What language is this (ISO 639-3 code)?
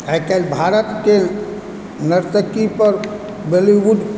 mai